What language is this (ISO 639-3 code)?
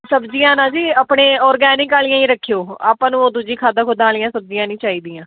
pan